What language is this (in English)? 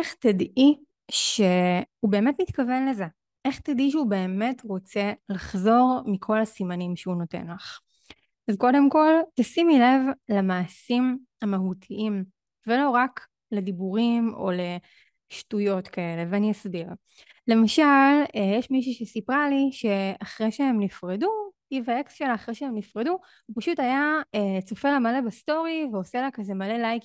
Hebrew